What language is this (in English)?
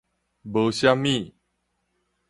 Min Nan Chinese